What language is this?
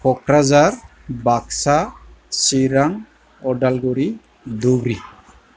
Bodo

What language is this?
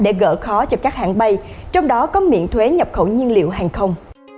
Vietnamese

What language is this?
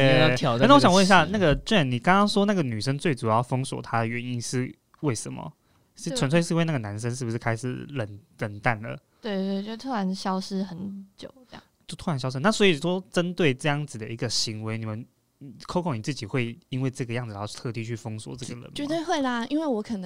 Chinese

